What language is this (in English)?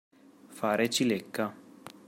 Italian